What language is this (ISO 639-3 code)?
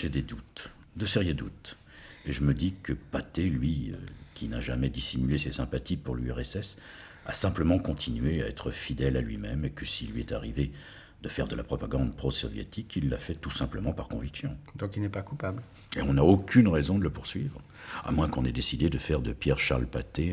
fra